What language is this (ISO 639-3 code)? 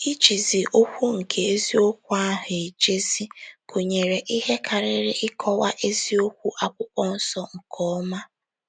ibo